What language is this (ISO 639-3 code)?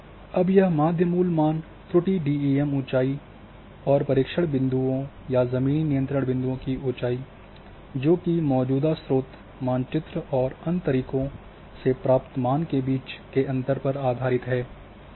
hin